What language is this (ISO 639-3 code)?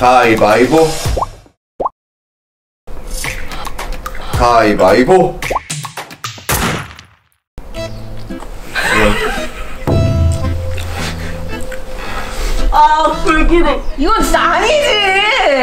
kor